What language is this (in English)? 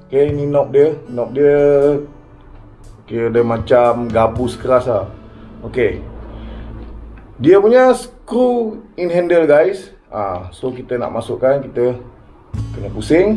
Malay